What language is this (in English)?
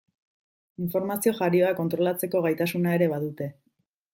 Basque